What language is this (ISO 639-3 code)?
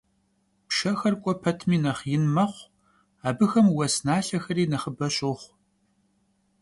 kbd